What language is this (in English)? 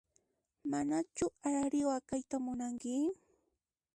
Puno Quechua